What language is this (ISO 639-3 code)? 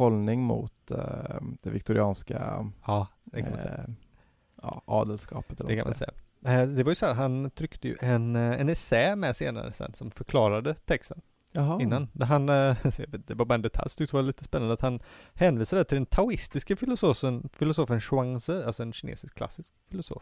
swe